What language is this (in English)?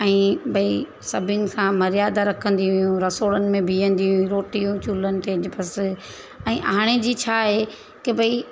Sindhi